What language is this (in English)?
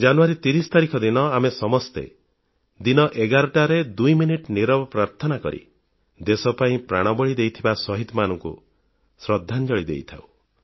Odia